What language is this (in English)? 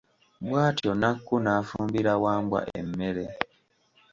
Ganda